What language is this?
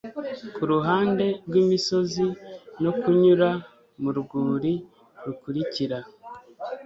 Kinyarwanda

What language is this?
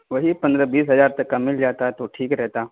Urdu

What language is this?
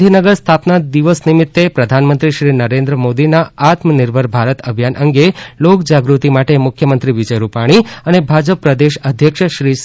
Gujarati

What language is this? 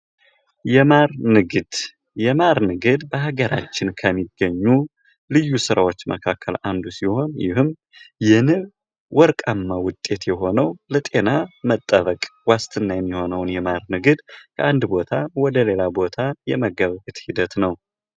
Amharic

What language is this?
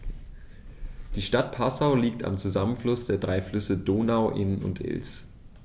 German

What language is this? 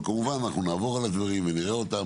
Hebrew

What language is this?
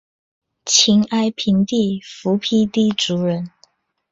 Chinese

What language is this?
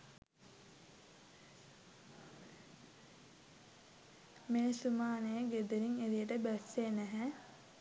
Sinhala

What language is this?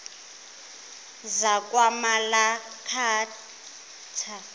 Zulu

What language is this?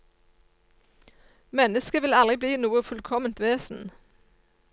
Norwegian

